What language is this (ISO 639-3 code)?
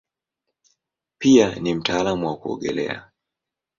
swa